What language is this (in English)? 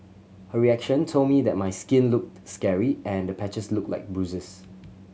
English